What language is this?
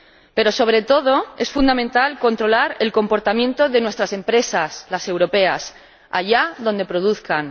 Spanish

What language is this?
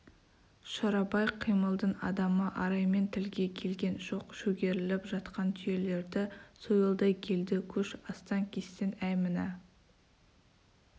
Kazakh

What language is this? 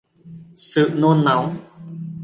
Vietnamese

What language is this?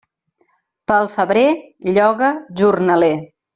Catalan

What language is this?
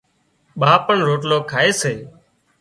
Wadiyara Koli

